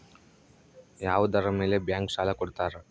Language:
Kannada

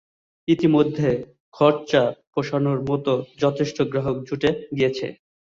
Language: Bangla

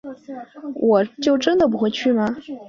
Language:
Chinese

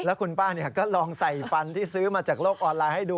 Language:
Thai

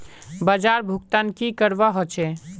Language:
Magahi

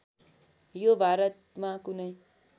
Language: Nepali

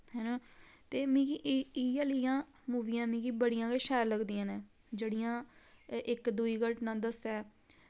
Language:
Dogri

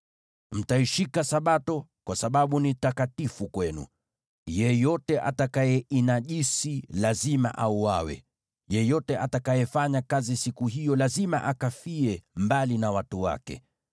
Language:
Swahili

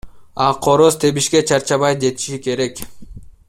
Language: Kyrgyz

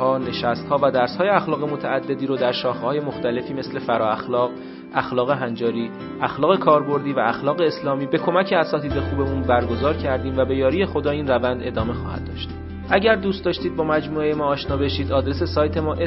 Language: Persian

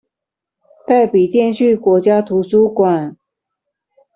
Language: Chinese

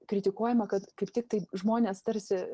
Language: Lithuanian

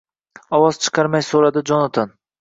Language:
Uzbek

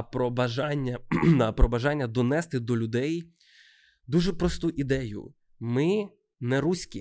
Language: Ukrainian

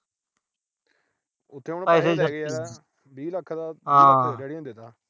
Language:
Punjabi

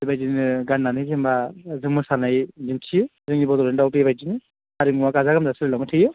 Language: Bodo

